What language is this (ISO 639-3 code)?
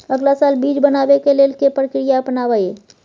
mai